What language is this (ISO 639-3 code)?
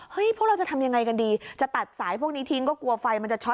tha